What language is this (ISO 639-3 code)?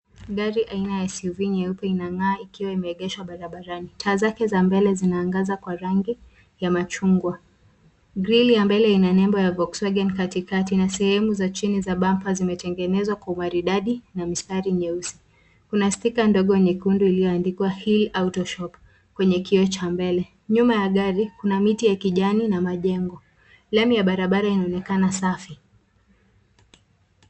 swa